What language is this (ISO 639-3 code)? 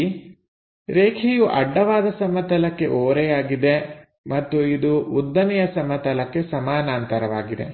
kan